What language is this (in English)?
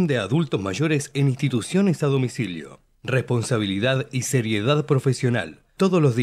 Spanish